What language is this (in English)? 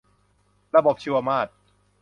Thai